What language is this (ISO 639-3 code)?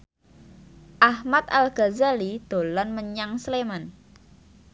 jav